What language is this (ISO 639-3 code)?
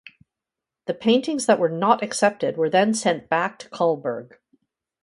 eng